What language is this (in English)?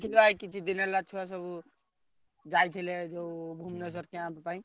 Odia